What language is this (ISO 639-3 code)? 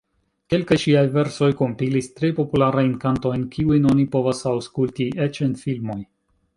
epo